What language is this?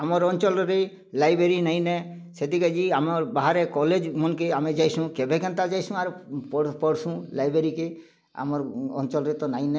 Odia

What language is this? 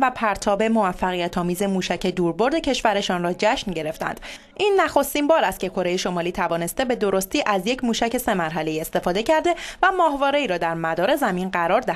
Persian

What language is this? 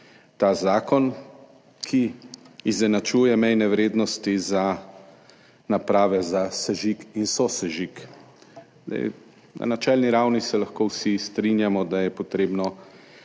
Slovenian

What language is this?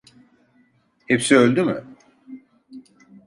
Turkish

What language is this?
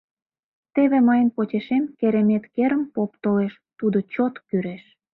Mari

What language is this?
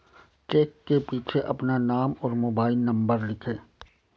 Hindi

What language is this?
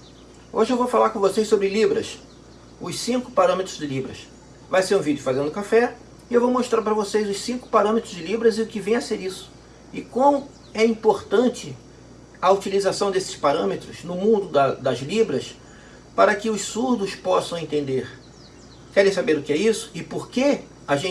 Portuguese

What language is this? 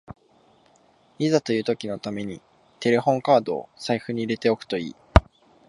Japanese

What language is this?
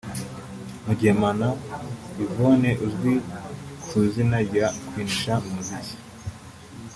Kinyarwanda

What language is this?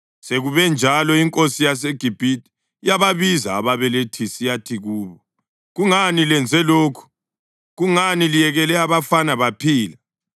North Ndebele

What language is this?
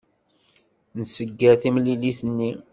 Kabyle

